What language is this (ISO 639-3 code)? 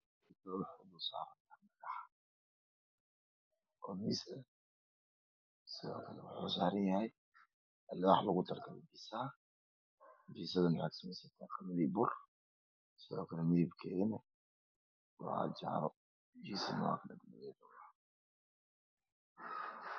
som